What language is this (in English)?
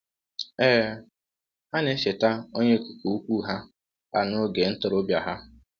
Igbo